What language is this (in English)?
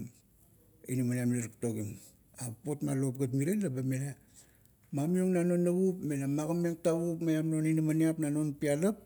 Kuot